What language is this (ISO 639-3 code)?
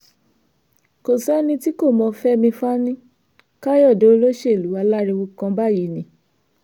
yor